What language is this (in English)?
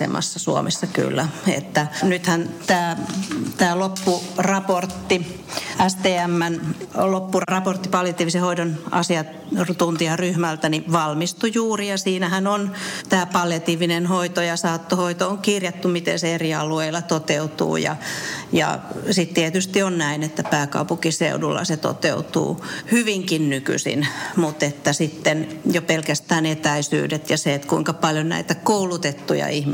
Finnish